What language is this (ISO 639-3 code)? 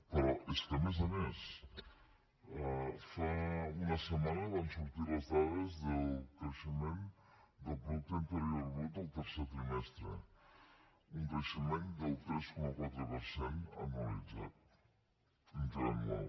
cat